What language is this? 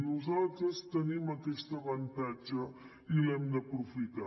Catalan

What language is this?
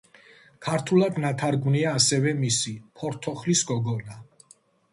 Georgian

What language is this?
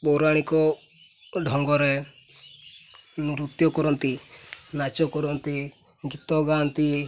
Odia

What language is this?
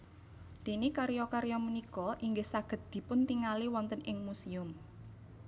Javanese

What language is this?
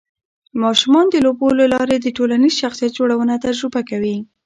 Pashto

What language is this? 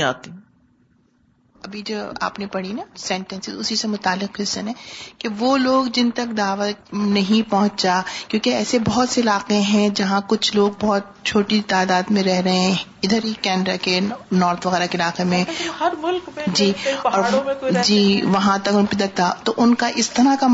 Urdu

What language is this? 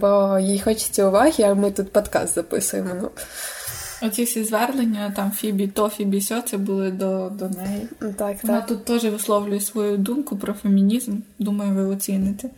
Ukrainian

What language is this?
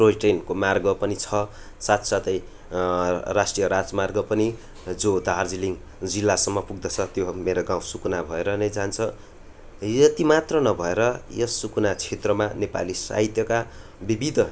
Nepali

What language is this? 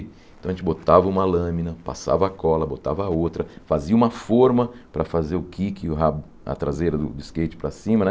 Portuguese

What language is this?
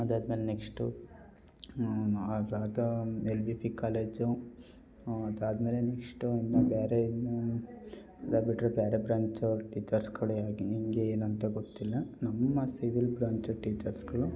Kannada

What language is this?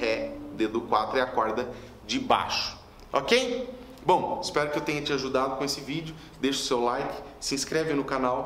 Portuguese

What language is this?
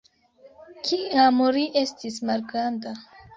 Esperanto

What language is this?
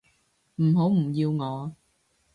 Cantonese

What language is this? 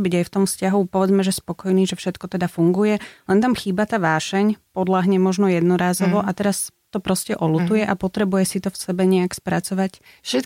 Slovak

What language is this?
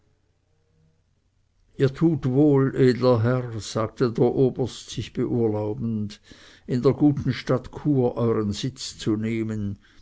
German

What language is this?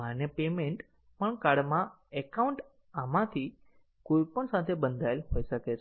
Gujarati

